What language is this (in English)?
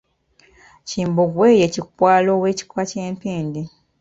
Ganda